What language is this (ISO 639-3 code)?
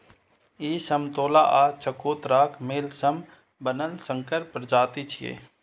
mai